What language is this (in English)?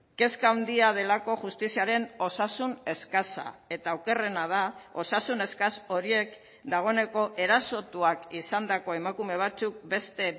Basque